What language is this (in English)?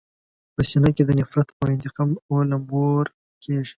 Pashto